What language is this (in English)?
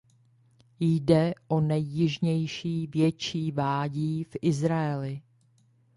Czech